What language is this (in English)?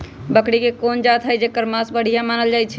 Magahi